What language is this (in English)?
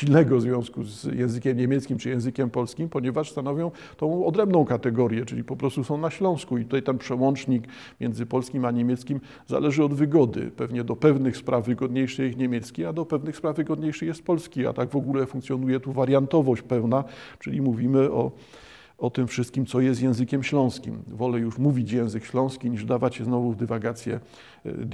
Polish